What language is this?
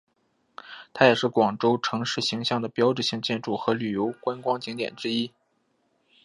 Chinese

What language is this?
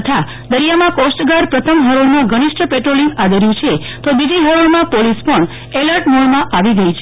Gujarati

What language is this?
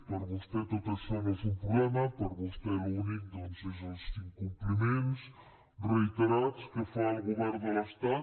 Catalan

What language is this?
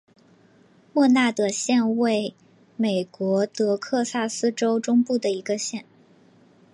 Chinese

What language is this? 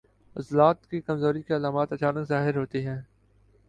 Urdu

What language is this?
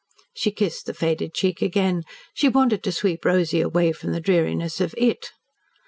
English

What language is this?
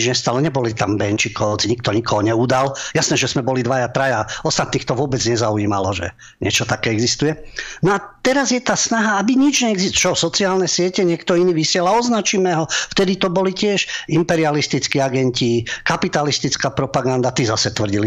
Slovak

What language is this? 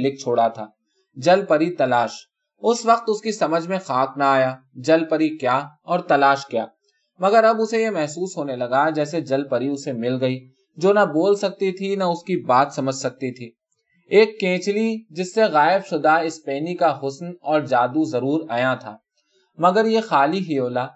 Urdu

